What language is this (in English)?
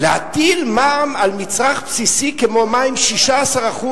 Hebrew